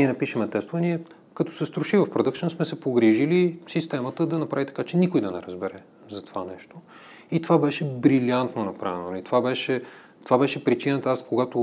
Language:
Bulgarian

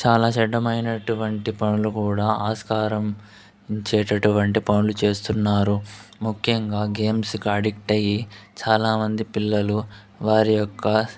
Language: Telugu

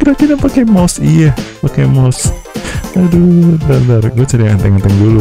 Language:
Indonesian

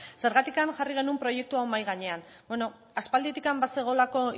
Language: Basque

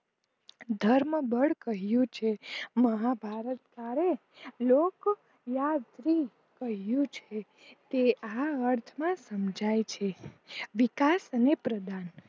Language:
Gujarati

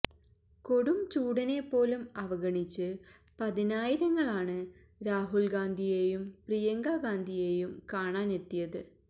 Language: Malayalam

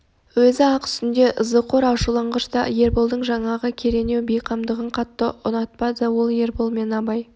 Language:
Kazakh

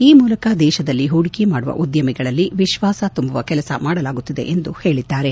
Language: Kannada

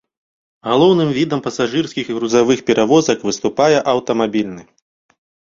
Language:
Belarusian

